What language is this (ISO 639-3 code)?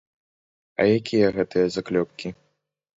bel